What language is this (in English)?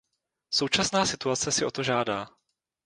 Czech